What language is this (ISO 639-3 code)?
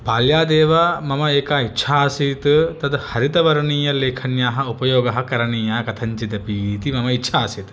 san